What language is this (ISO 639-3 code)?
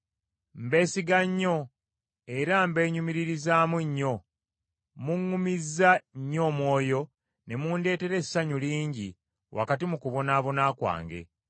lug